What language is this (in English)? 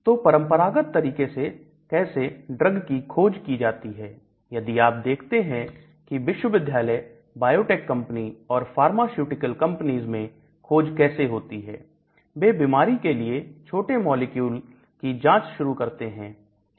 Hindi